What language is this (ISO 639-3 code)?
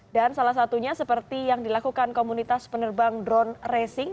ind